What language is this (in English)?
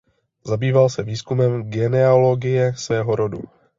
Czech